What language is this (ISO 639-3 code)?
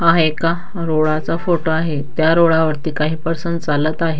mar